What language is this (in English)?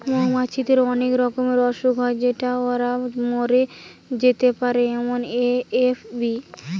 Bangla